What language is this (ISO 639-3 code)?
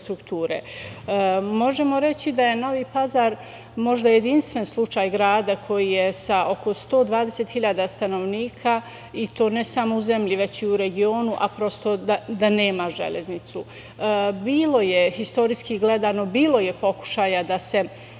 srp